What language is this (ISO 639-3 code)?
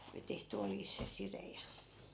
fin